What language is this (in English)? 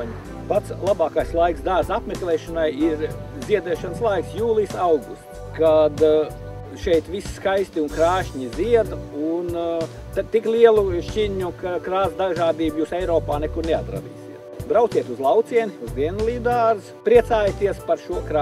Latvian